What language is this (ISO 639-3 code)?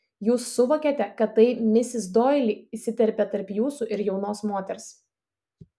lit